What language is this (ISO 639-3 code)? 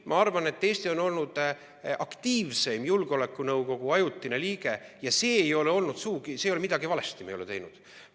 est